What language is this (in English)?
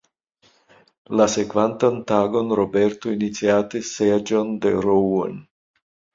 Esperanto